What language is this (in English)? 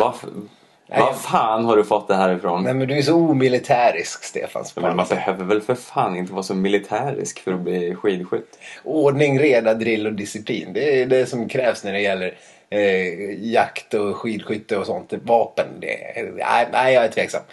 Swedish